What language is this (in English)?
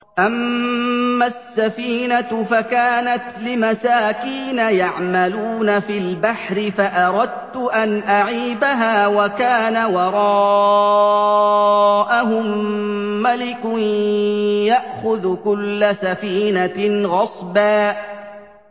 Arabic